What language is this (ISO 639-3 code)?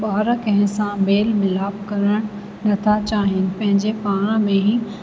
snd